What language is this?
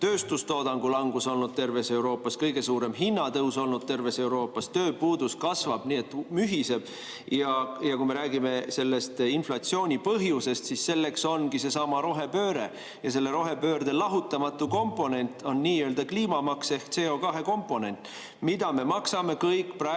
Estonian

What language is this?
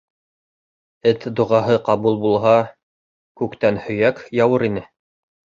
Bashkir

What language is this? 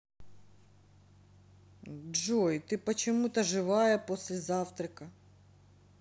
Russian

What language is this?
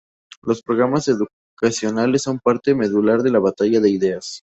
Spanish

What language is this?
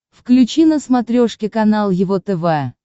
Russian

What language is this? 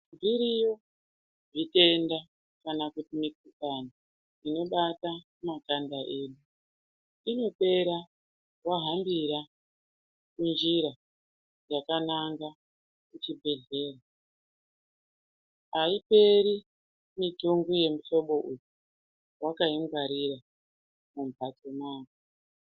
Ndau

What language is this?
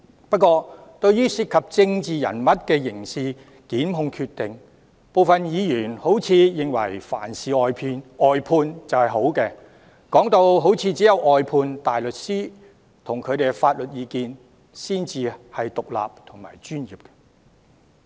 Cantonese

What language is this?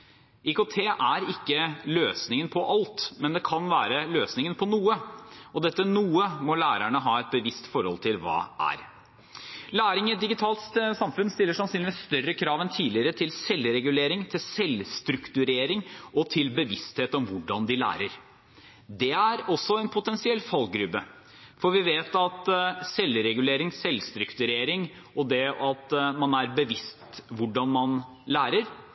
Norwegian Bokmål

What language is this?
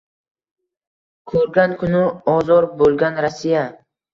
Uzbek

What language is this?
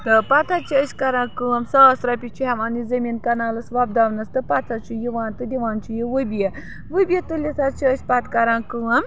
Kashmiri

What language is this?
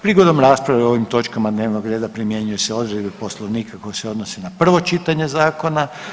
Croatian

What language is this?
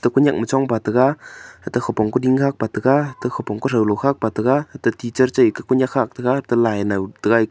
Wancho Naga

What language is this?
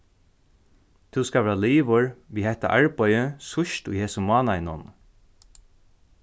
Faroese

